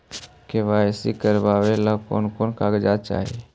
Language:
Magahi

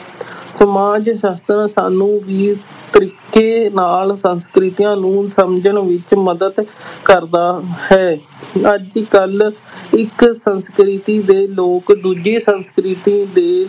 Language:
Punjabi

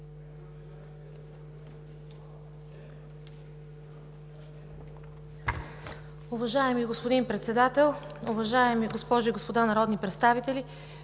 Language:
Bulgarian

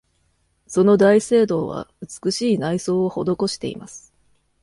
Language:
Japanese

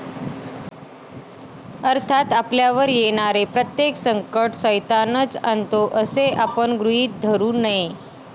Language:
Marathi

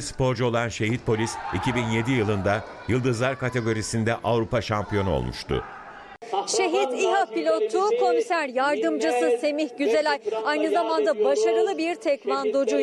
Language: Turkish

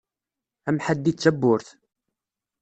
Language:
Kabyle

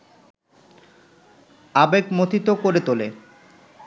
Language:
Bangla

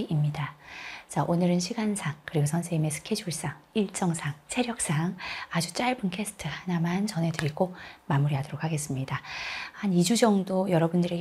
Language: Korean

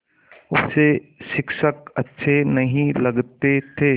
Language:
Hindi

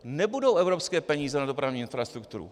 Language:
Czech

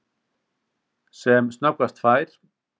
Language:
Icelandic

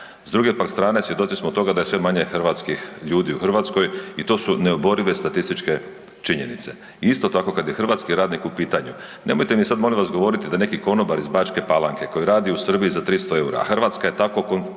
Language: Croatian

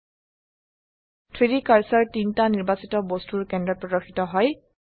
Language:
Assamese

